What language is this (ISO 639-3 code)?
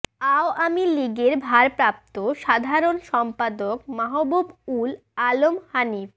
ben